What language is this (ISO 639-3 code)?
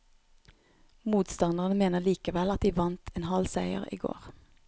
nor